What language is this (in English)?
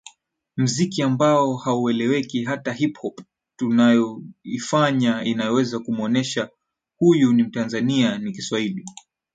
Swahili